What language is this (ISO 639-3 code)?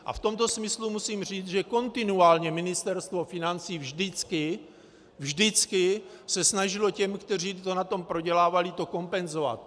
ces